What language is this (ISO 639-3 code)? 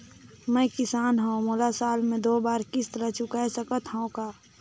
hne